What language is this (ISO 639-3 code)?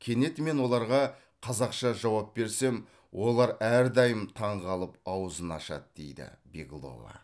kaz